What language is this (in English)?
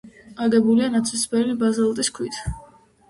Georgian